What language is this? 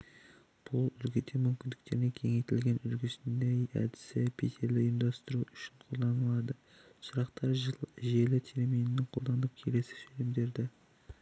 Kazakh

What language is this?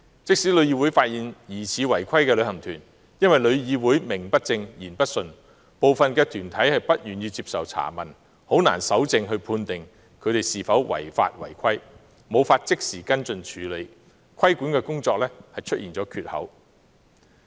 Cantonese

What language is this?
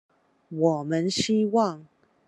Chinese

